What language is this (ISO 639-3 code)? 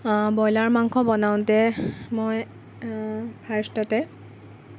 asm